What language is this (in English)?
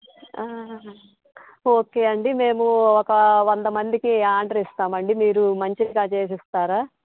Telugu